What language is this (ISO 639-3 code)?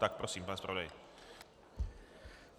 ces